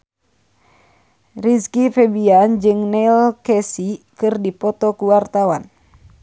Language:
Sundanese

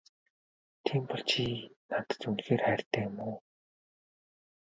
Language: Mongolian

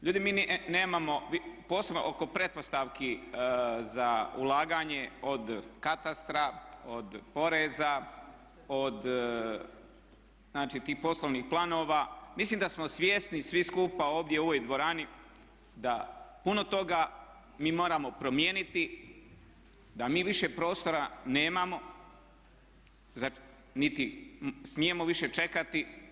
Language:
Croatian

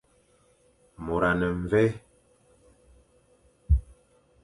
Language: Fang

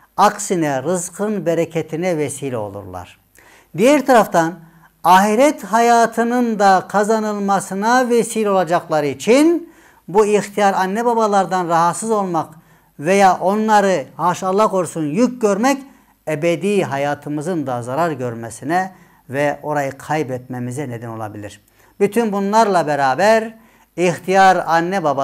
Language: Turkish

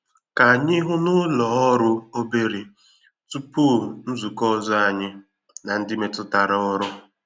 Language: Igbo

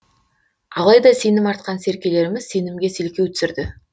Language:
Kazakh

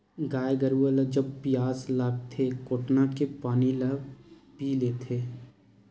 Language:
Chhattisgarhi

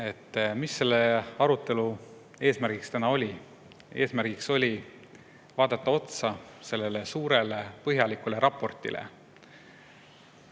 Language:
Estonian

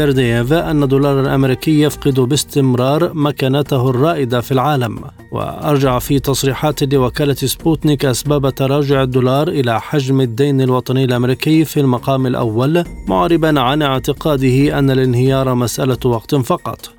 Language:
Arabic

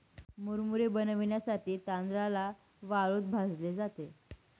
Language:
Marathi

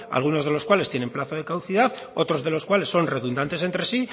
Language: Spanish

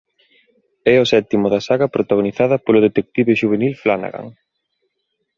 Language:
Galician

